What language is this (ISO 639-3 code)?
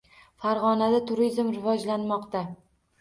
uzb